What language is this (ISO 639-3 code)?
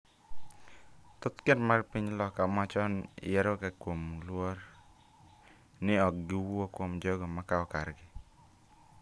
luo